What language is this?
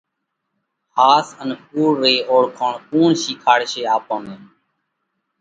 Parkari Koli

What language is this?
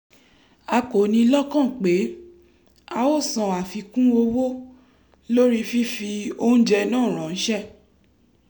Yoruba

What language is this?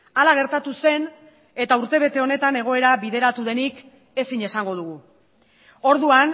Basque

